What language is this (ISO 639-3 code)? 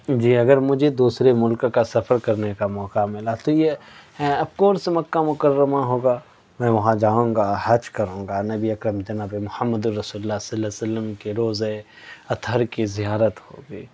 urd